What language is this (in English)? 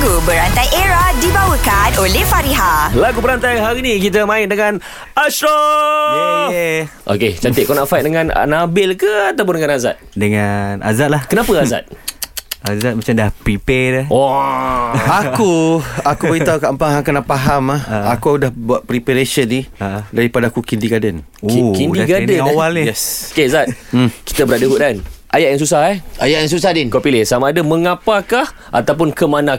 Malay